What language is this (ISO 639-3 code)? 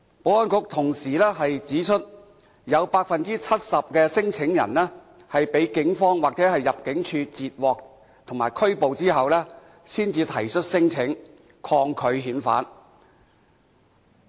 yue